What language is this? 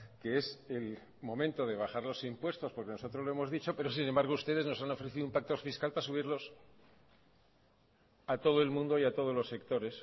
Spanish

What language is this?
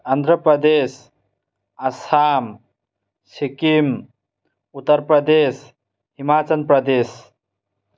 Manipuri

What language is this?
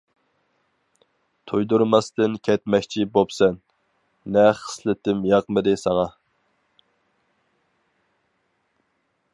Uyghur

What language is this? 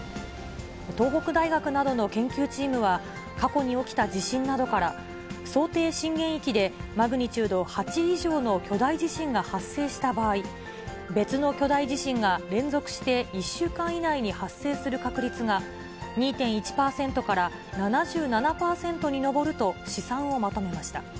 Japanese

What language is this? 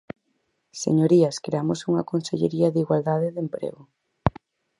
Galician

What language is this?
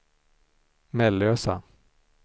Swedish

